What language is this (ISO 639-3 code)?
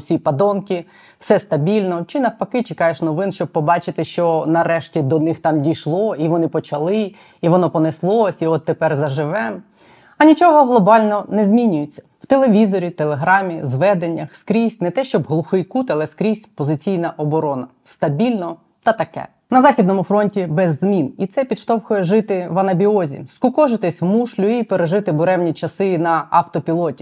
ukr